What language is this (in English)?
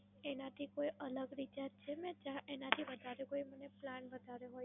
Gujarati